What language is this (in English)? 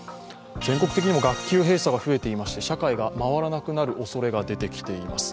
Japanese